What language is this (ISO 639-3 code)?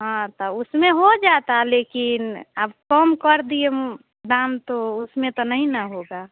hin